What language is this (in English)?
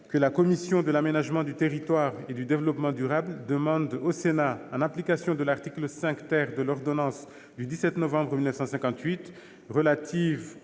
French